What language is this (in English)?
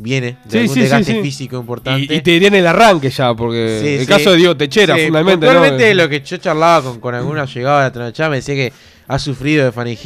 Spanish